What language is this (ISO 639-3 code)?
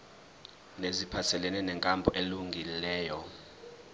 zul